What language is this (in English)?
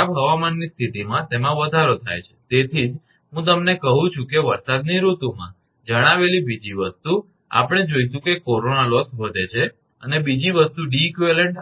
Gujarati